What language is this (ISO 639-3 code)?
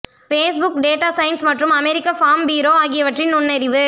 tam